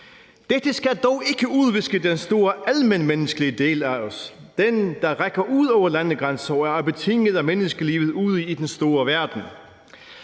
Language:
Danish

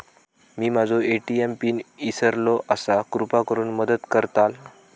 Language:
Marathi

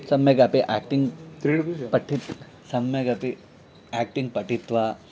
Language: Sanskrit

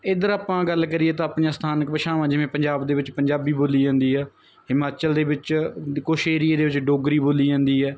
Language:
Punjabi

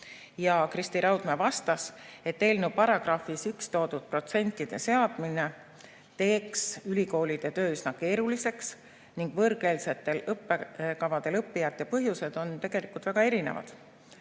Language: Estonian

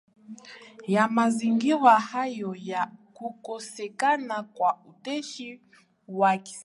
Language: Swahili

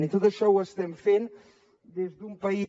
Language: Catalan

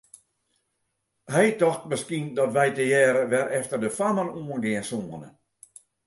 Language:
Western Frisian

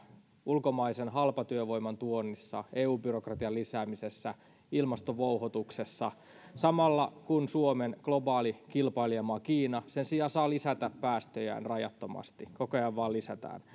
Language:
Finnish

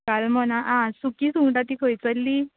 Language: Konkani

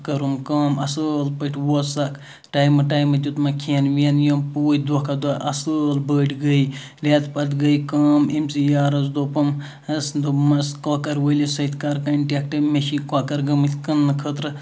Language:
Kashmiri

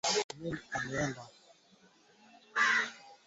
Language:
Swahili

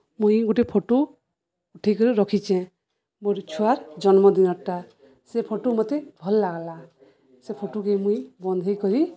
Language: Odia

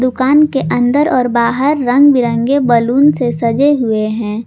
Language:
Hindi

